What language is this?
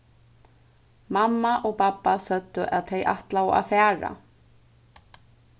Faroese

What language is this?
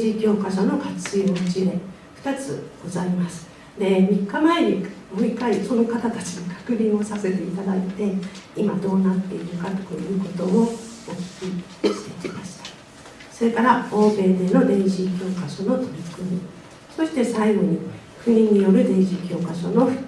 Japanese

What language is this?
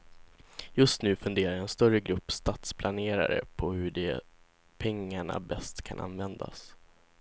Swedish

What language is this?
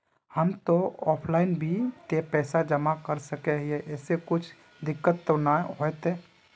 Magahi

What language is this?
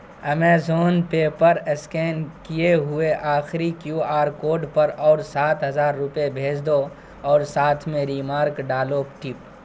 Urdu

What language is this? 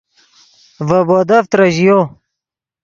Yidgha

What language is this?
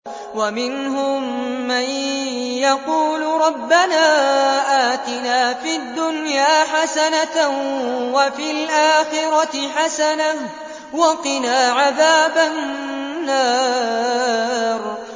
Arabic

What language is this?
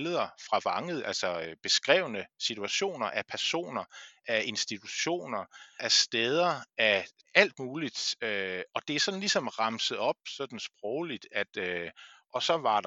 Danish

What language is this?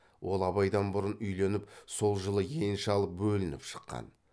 Kazakh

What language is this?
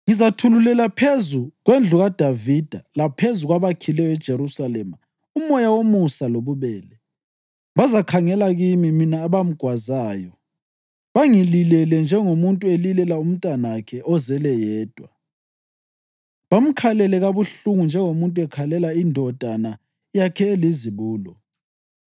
North Ndebele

